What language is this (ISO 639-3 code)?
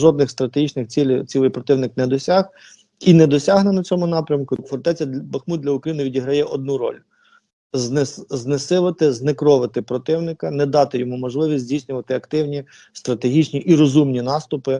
ukr